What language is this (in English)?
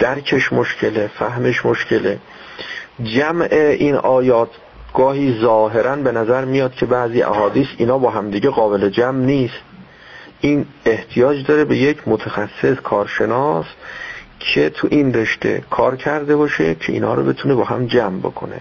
Persian